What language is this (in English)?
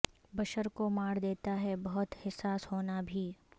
Urdu